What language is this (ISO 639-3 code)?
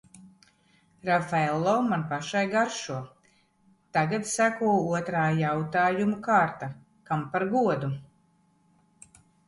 lav